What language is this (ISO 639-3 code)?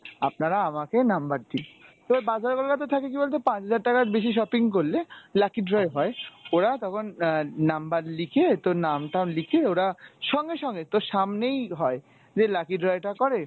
ben